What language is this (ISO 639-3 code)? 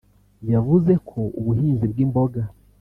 kin